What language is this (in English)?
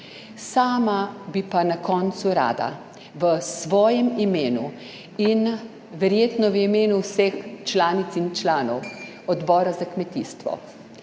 Slovenian